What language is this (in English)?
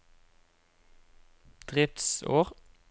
Norwegian